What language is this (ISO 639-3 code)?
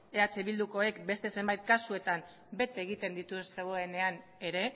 eus